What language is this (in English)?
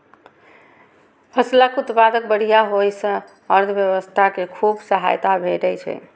Maithili